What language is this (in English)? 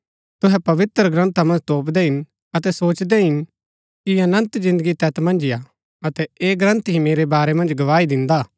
Gaddi